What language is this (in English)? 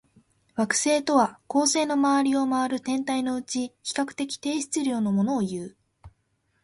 Japanese